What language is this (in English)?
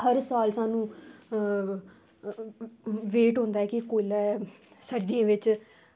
Dogri